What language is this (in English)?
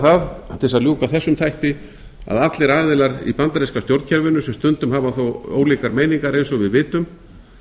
Icelandic